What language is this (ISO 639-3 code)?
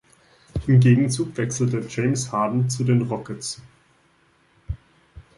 deu